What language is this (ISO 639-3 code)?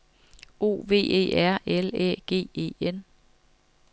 dan